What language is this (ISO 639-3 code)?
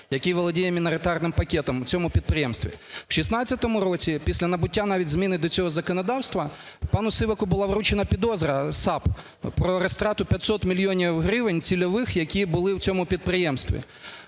ukr